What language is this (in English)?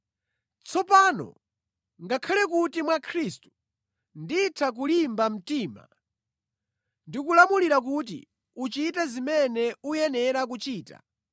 Nyanja